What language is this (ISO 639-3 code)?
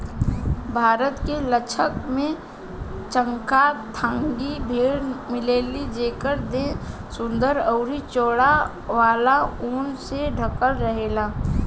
bho